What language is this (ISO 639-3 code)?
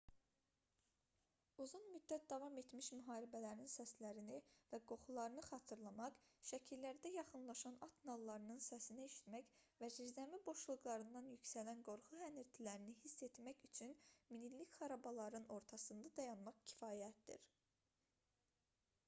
aze